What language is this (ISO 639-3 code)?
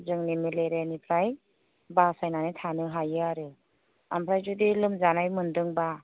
brx